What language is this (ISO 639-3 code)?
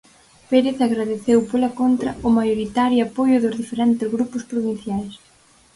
glg